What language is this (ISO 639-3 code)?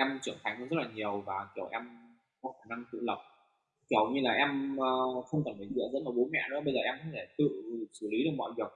vie